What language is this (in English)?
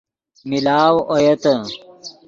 Yidgha